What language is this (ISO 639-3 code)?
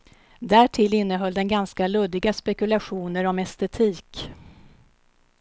swe